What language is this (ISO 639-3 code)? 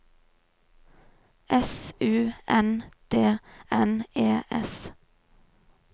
nor